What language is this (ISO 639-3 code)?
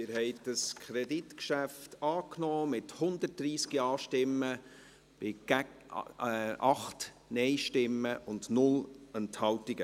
gsw